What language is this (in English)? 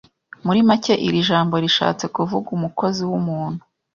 Kinyarwanda